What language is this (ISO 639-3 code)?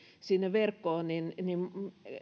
fin